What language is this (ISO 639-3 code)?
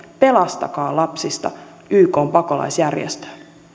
fin